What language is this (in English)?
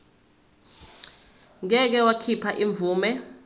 Zulu